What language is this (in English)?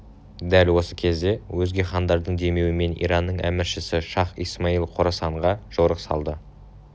Kazakh